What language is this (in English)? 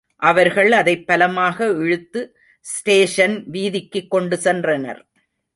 Tamil